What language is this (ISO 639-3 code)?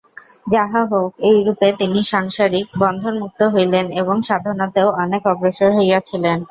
ben